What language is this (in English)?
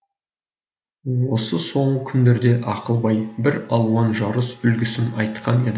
Kazakh